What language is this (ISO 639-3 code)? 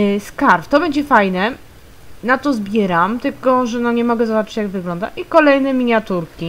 pol